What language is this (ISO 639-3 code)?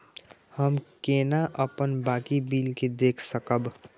mai